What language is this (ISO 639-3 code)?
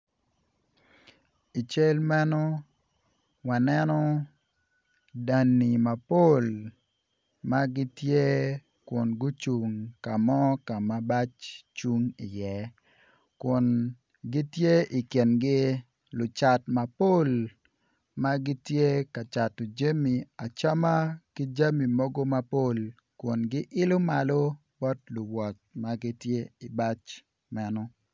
ach